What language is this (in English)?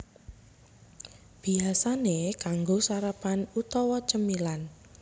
Javanese